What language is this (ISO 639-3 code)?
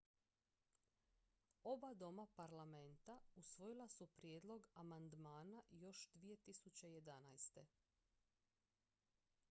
hrv